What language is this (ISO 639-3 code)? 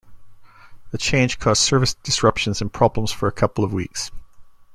eng